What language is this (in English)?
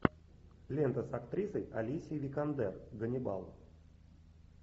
Russian